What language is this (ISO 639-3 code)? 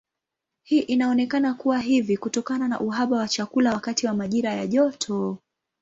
swa